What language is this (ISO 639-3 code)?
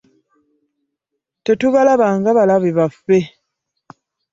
lug